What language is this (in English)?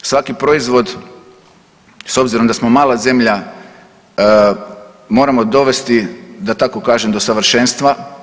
Croatian